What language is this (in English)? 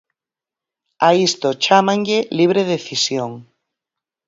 Galician